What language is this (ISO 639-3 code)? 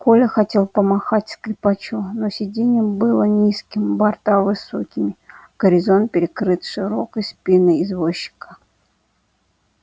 rus